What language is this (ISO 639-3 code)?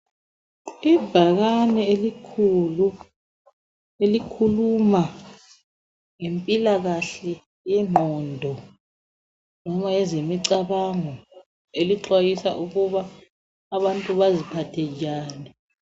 nde